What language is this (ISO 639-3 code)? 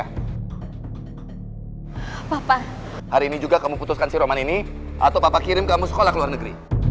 ind